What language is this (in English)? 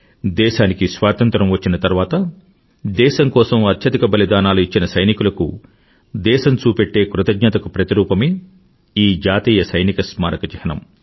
Telugu